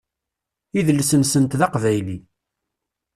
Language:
Kabyle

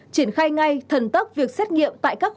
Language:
Vietnamese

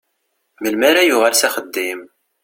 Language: Kabyle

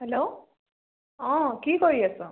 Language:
Assamese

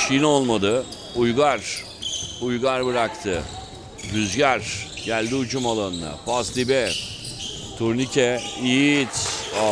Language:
Turkish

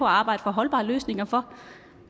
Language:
Danish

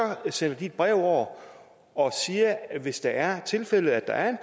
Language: Danish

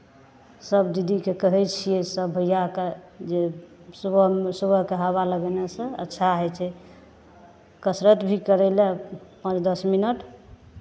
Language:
Maithili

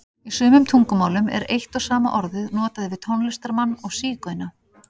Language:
Icelandic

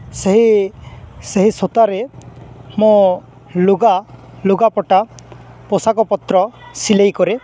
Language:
Odia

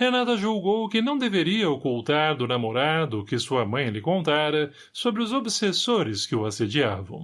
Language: Portuguese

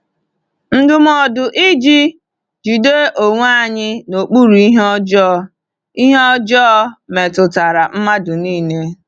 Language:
Igbo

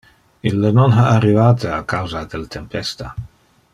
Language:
Interlingua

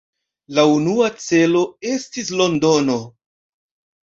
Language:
Esperanto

